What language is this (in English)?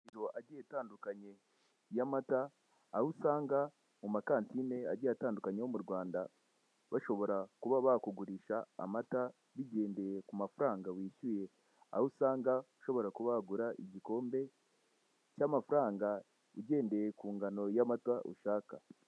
Kinyarwanda